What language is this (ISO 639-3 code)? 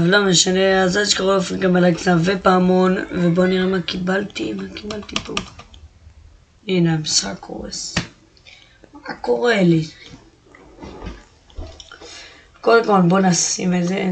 heb